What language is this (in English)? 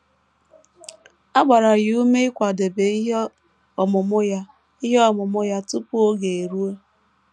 Igbo